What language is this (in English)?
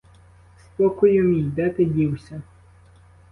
Ukrainian